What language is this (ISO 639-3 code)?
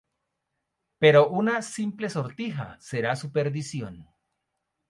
spa